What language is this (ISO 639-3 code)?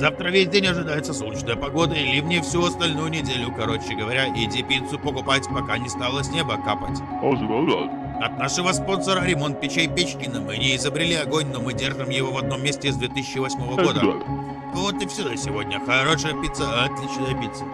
rus